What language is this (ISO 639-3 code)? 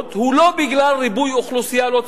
heb